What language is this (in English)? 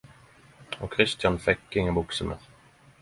Norwegian Nynorsk